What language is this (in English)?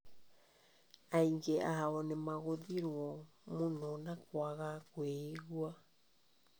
Kikuyu